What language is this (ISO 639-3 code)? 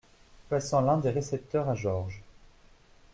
fra